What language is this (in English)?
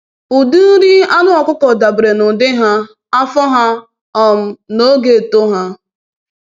Igbo